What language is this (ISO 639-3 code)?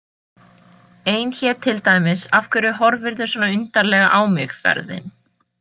isl